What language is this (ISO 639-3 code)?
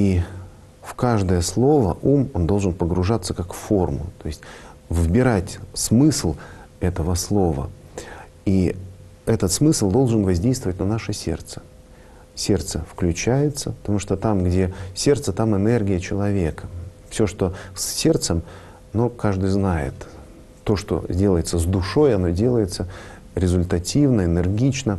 rus